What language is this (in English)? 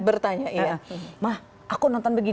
Indonesian